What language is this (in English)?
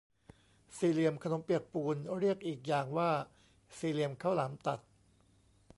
Thai